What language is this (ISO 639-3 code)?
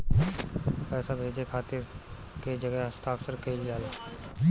bho